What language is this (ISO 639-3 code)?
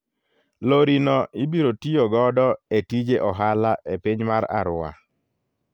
luo